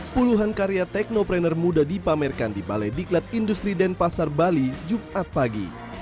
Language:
Indonesian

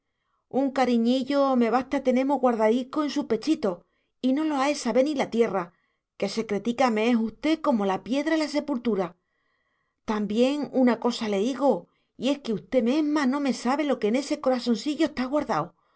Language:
Spanish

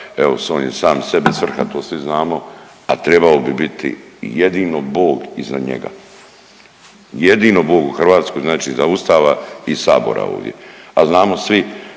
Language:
Croatian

